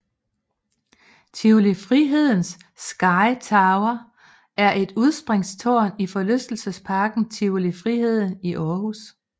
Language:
Danish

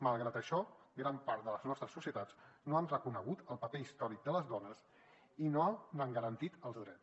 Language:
Catalan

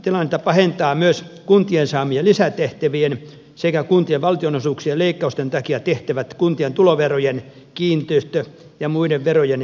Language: Finnish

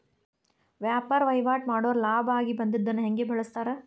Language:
Kannada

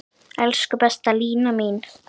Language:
Icelandic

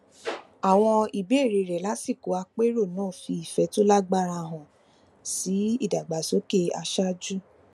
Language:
Yoruba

